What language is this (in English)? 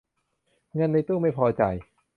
Thai